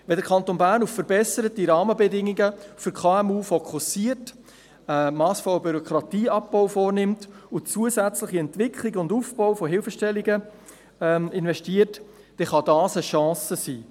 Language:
Swiss German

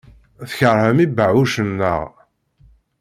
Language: Kabyle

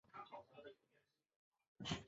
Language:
Chinese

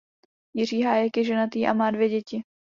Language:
Czech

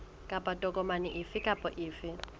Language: Southern Sotho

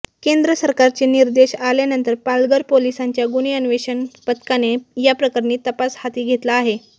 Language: Marathi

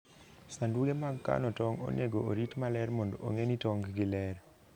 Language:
Luo (Kenya and Tanzania)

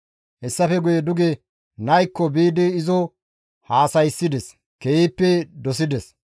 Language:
Gamo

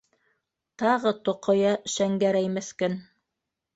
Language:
Bashkir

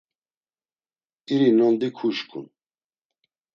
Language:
Laz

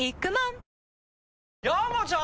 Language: Japanese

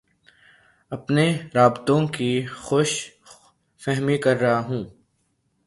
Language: Urdu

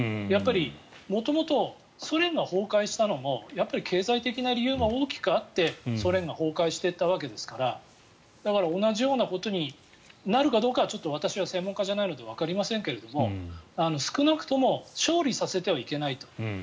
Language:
Japanese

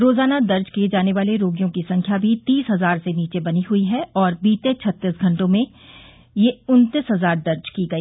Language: Hindi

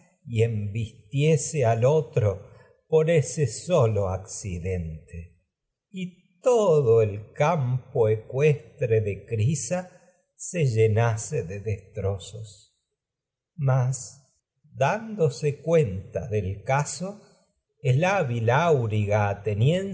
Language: Spanish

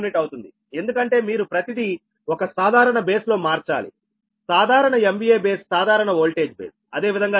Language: Telugu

